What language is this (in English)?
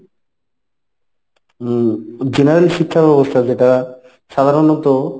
Bangla